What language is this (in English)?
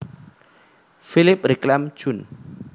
Javanese